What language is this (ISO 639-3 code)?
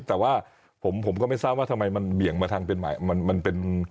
tha